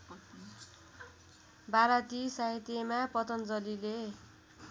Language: Nepali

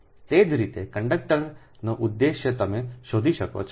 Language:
Gujarati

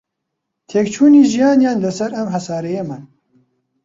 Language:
Central Kurdish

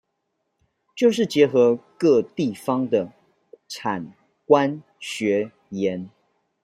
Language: Chinese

